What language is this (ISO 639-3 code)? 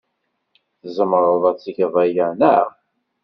kab